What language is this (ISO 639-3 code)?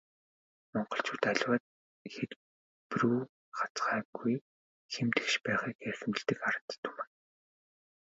mon